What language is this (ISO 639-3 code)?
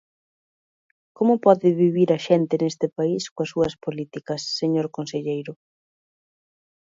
glg